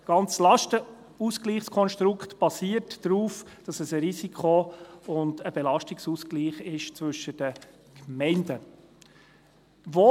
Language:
Swiss German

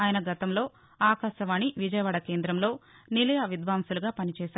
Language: Telugu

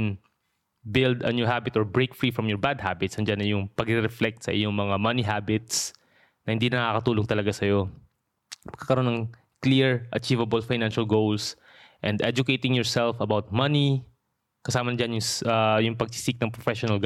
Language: Filipino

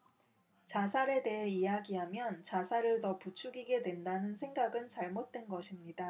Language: Korean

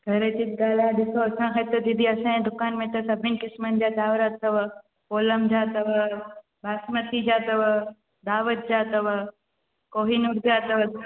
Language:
Sindhi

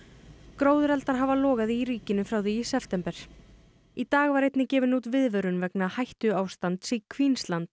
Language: Icelandic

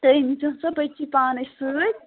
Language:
Kashmiri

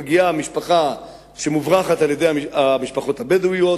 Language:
Hebrew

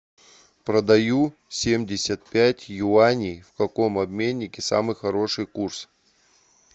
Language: Russian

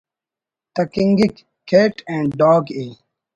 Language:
Brahui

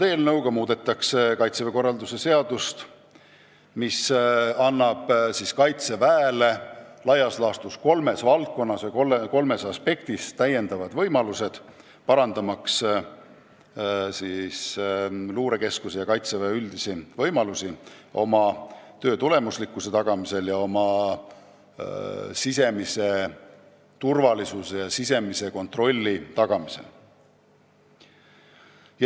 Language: Estonian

